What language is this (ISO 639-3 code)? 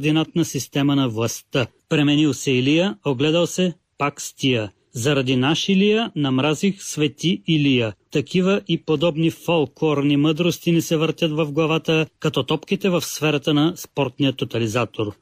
bul